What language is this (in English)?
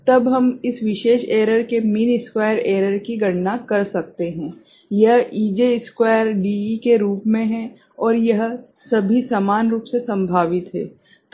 Hindi